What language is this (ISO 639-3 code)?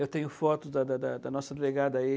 por